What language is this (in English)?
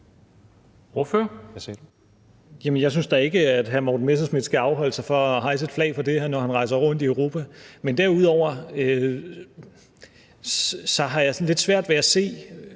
Danish